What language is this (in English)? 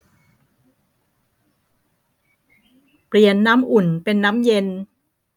Thai